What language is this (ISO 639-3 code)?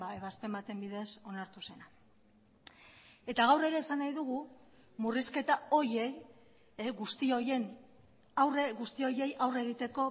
eus